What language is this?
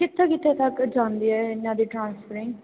Punjabi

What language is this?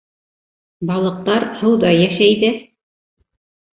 Bashkir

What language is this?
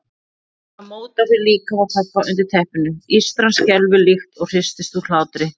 Icelandic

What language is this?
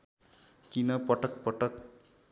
Nepali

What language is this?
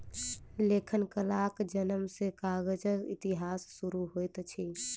Maithili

